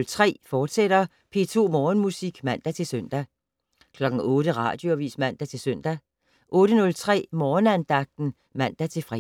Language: Danish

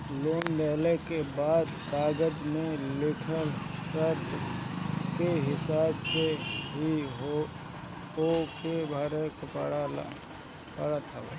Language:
Bhojpuri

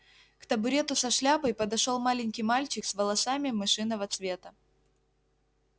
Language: Russian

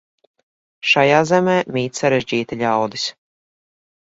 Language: Latvian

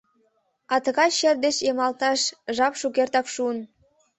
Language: Mari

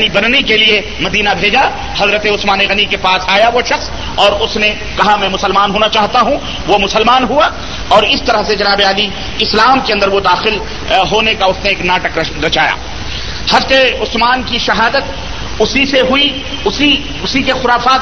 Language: Urdu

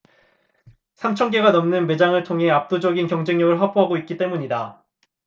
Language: Korean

